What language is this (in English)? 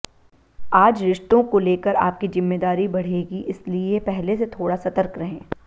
Hindi